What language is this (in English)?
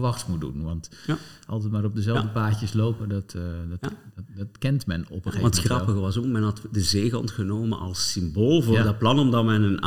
Dutch